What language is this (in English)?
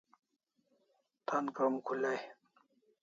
Kalasha